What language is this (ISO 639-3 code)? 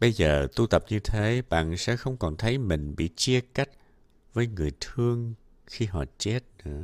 vie